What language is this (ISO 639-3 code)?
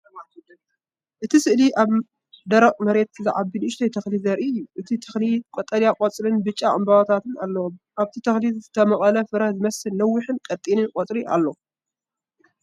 tir